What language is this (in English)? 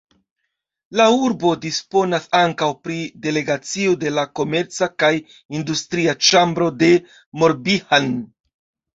Esperanto